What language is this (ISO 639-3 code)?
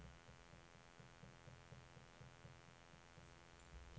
nor